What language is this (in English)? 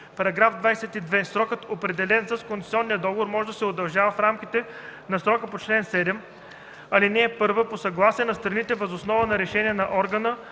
Bulgarian